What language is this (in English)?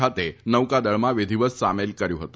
Gujarati